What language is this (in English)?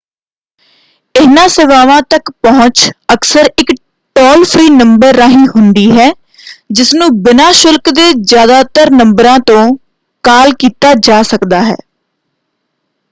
Punjabi